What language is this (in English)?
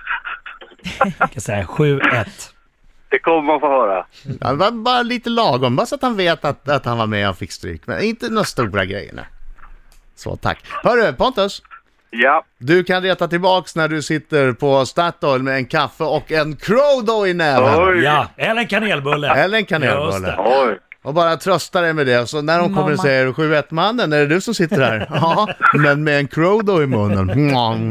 Swedish